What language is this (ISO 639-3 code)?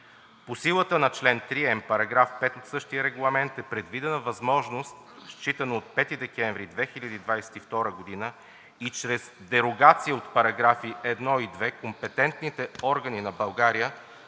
bul